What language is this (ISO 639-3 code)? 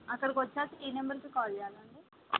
tel